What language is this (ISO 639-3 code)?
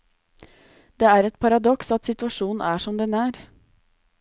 nor